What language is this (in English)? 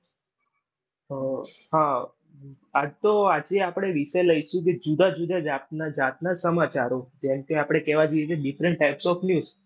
Gujarati